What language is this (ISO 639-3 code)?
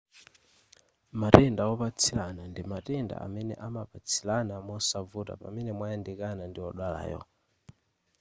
nya